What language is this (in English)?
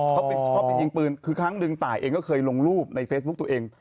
Thai